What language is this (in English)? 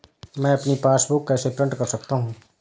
Hindi